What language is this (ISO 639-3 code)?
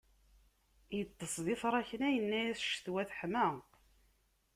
kab